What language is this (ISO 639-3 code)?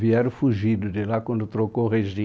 por